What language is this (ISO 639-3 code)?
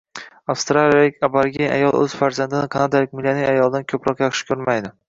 uzb